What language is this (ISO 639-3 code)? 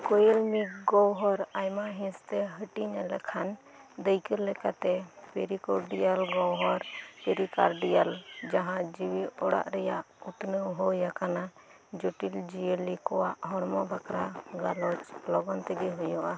sat